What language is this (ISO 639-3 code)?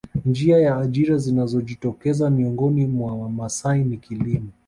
swa